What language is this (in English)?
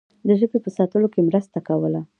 Pashto